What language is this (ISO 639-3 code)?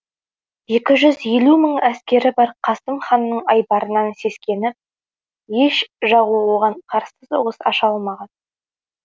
kaz